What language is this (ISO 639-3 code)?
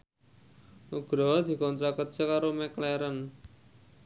jav